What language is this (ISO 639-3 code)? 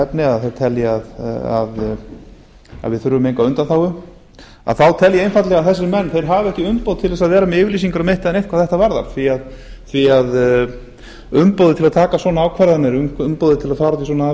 isl